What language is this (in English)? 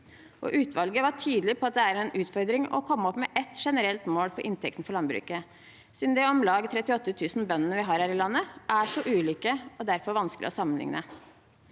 Norwegian